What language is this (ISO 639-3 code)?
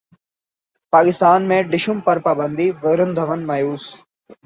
urd